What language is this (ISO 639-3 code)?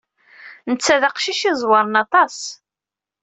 kab